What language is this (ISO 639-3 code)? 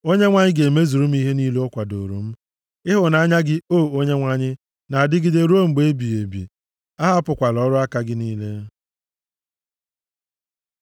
ibo